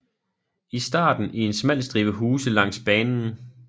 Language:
Danish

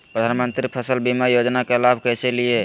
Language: Magahi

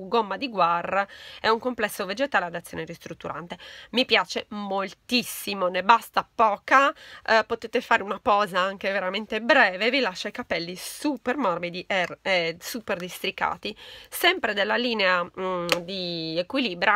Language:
Italian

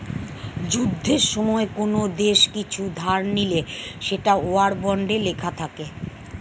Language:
Bangla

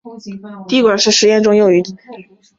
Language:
Chinese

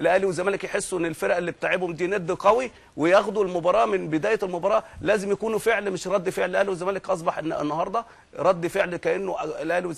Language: Arabic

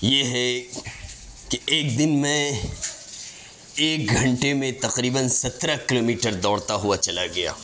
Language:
Urdu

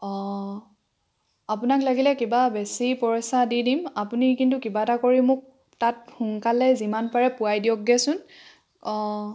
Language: Assamese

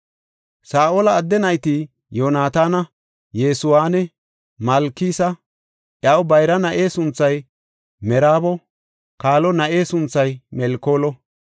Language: Gofa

